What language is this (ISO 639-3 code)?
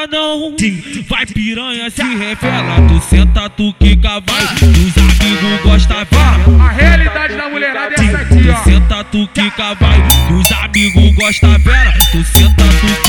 por